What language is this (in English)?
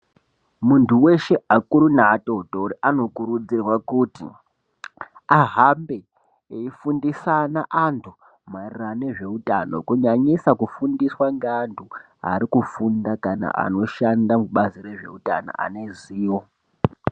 Ndau